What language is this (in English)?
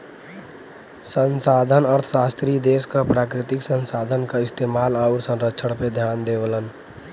Bhojpuri